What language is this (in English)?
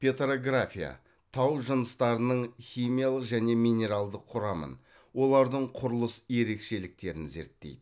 Kazakh